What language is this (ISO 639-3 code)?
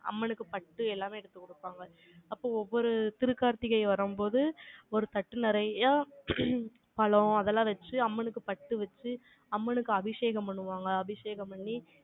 tam